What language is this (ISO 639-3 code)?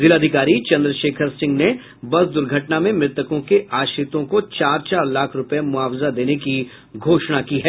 hin